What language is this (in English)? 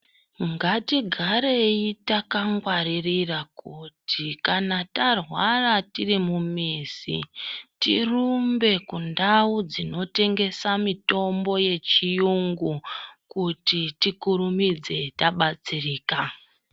Ndau